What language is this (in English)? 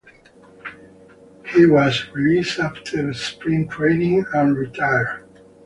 English